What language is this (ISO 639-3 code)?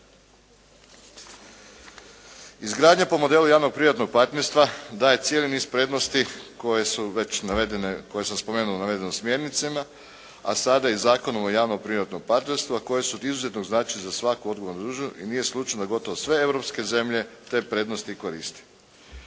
hrv